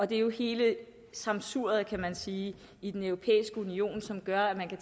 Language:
Danish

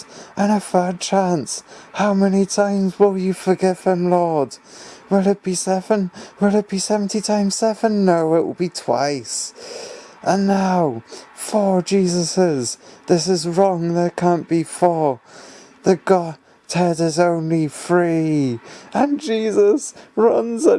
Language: English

